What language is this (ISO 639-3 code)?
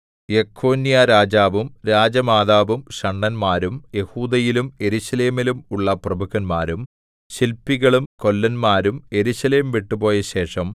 mal